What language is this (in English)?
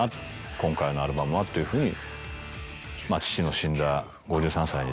Japanese